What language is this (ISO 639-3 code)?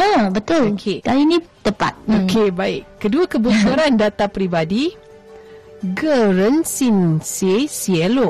msa